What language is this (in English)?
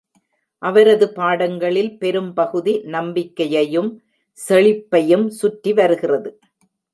Tamil